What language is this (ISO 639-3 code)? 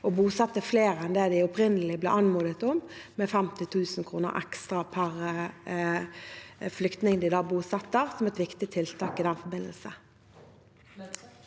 nor